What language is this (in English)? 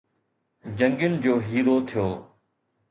Sindhi